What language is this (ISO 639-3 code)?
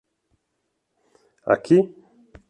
por